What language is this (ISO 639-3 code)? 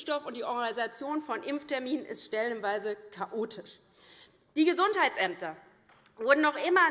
deu